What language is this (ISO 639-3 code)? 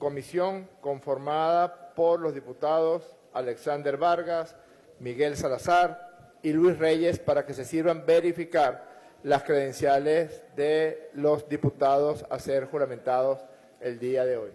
spa